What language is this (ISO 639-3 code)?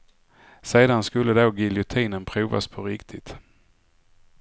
swe